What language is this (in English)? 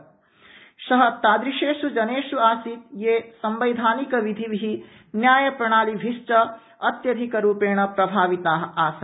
Sanskrit